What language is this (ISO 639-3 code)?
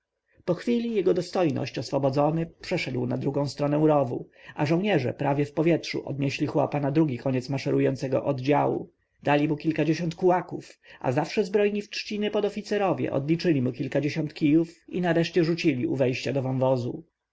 pol